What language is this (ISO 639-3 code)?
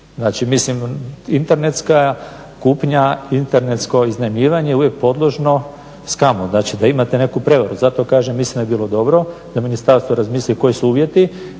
hrv